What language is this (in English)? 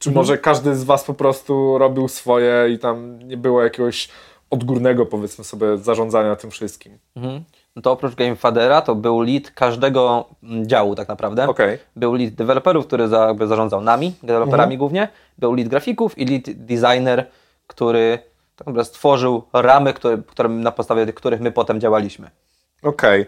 Polish